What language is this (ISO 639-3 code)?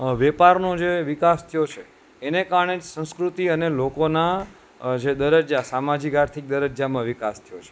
guj